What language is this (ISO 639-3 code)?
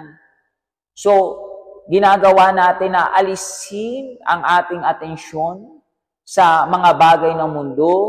fil